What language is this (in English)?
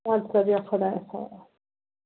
Kashmiri